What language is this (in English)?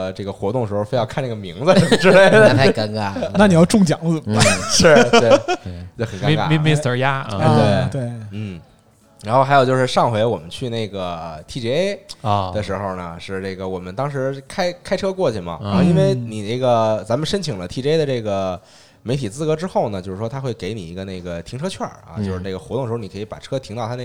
Chinese